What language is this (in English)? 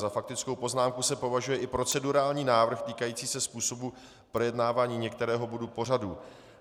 Czech